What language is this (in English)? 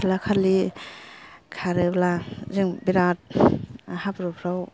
Bodo